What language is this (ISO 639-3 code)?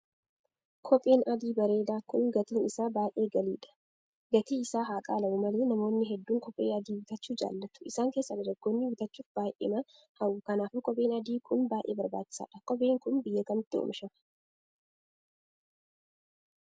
orm